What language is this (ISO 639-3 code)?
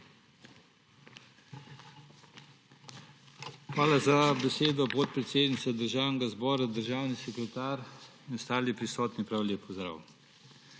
slv